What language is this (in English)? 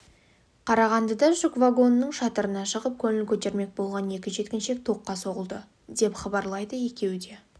Kazakh